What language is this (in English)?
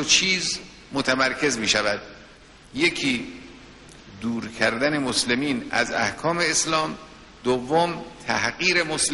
Persian